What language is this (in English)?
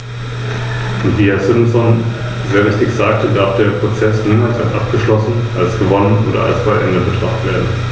German